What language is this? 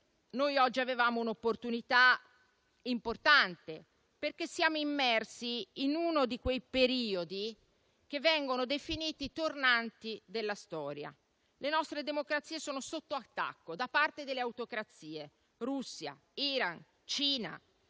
Italian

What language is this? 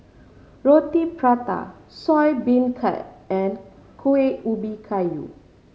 English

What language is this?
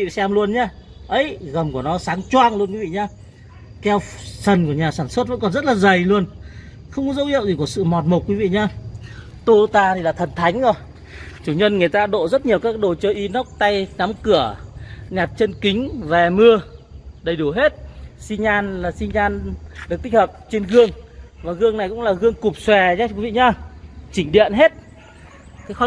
Vietnamese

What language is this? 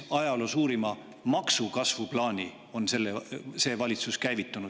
Estonian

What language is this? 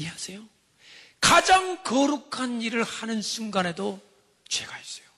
Korean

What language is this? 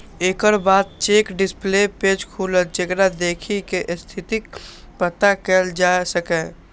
Maithili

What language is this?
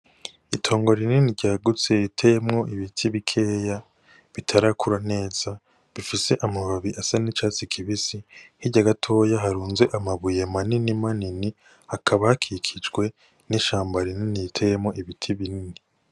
Rundi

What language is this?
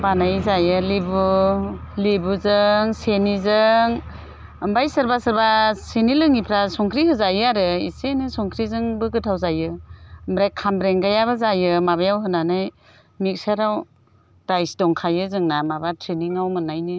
Bodo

